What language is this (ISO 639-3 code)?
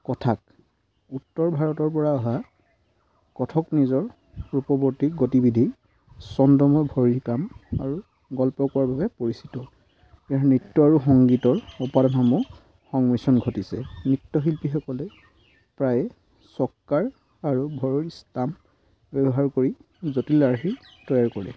asm